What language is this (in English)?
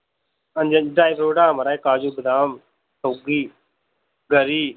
Dogri